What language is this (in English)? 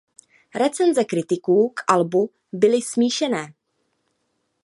Czech